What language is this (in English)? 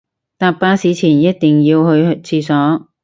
Cantonese